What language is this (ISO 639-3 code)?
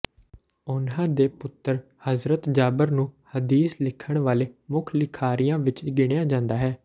pan